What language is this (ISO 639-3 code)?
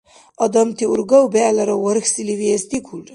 dar